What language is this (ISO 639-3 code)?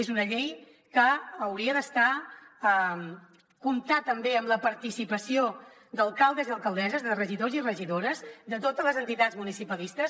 cat